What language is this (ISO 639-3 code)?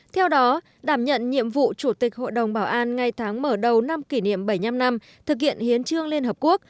vie